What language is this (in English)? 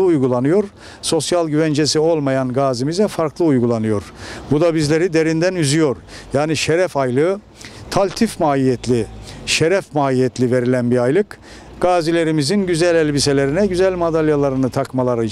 Turkish